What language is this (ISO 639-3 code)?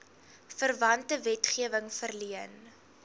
afr